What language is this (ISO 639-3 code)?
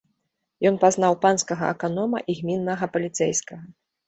bel